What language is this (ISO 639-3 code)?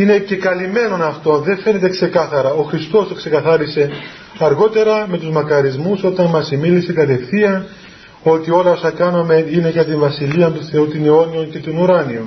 ell